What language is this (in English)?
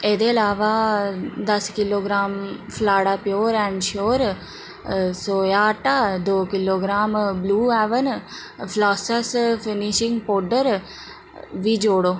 Dogri